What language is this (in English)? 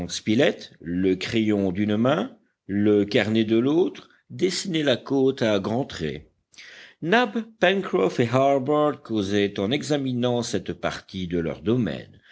French